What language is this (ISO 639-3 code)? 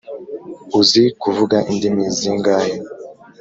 kin